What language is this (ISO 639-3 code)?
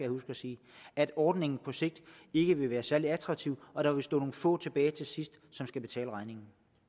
dan